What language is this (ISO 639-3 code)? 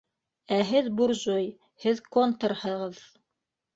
bak